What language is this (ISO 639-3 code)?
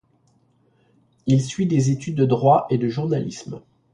fra